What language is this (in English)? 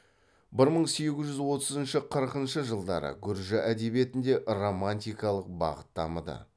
Kazakh